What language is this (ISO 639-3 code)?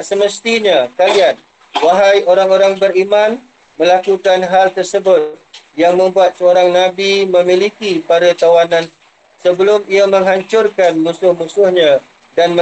msa